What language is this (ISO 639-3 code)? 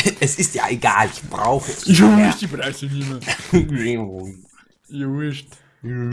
deu